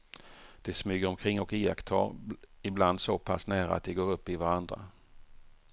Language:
Swedish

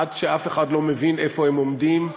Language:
Hebrew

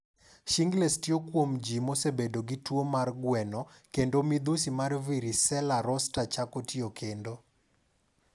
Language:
Luo (Kenya and Tanzania)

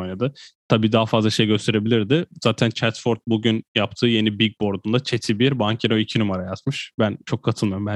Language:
Turkish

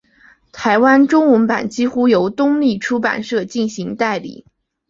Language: Chinese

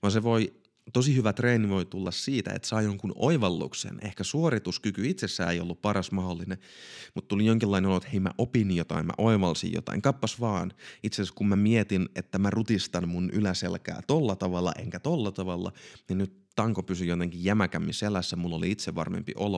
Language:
Finnish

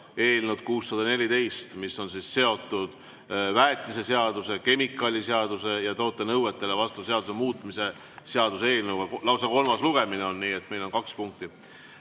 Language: Estonian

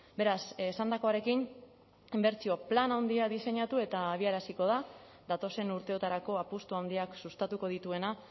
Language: Basque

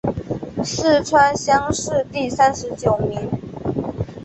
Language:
Chinese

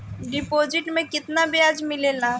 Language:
Bhojpuri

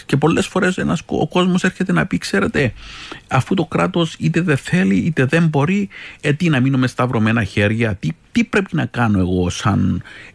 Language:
Greek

